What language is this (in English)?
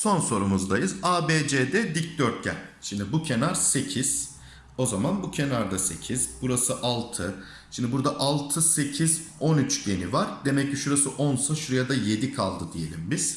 Turkish